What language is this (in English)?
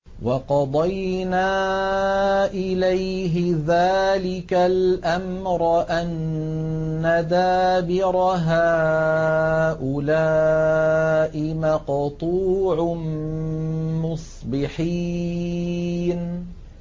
Arabic